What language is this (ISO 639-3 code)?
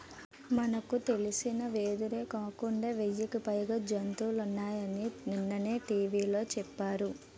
tel